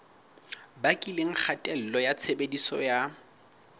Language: Southern Sotho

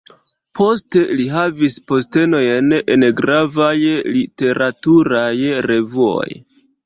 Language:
Esperanto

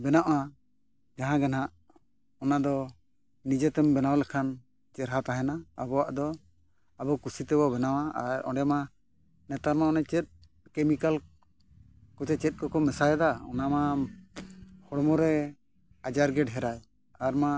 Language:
Santali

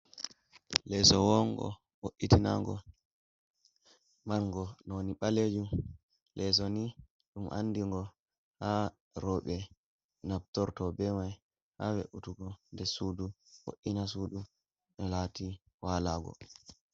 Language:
Fula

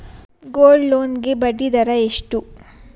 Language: Kannada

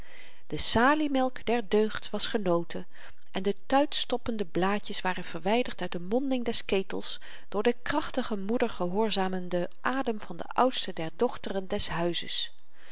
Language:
Dutch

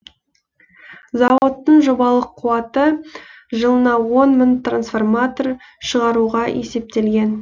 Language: Kazakh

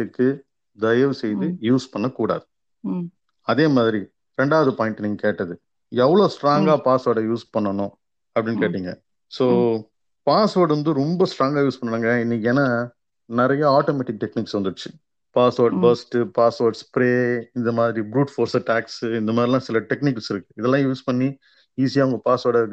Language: Tamil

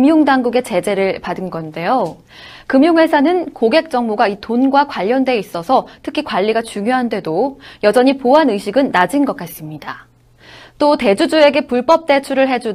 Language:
Korean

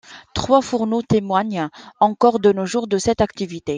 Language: French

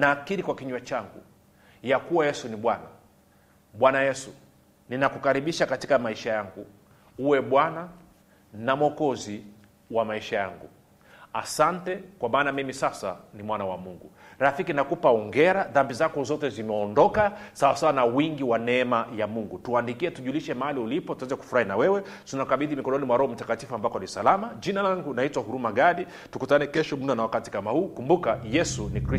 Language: Swahili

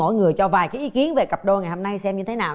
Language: Vietnamese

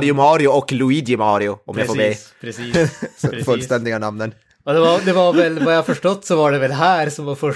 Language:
Swedish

